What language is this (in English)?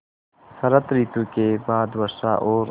Hindi